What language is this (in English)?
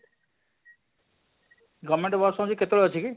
Odia